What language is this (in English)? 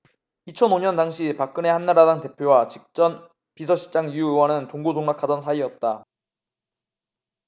Korean